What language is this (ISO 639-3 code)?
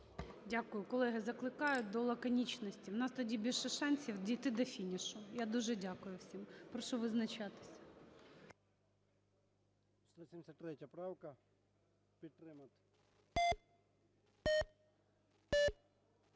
ukr